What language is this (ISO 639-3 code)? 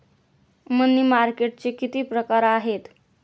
mar